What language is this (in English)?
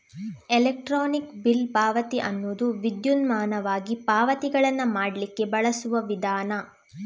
Kannada